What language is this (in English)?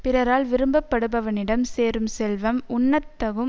Tamil